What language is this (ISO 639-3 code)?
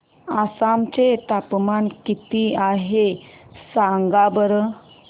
mar